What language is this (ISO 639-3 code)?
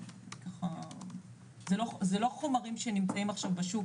heb